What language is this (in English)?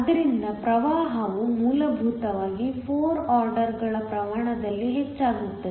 Kannada